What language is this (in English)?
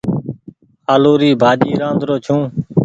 Goaria